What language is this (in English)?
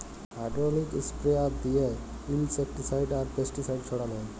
Bangla